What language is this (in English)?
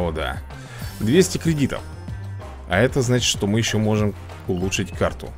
Russian